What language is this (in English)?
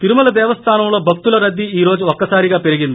Telugu